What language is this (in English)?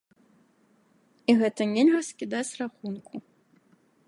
Belarusian